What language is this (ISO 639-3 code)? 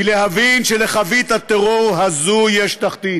heb